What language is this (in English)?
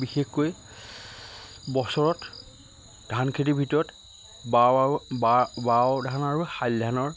Assamese